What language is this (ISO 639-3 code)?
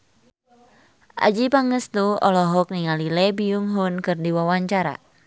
sun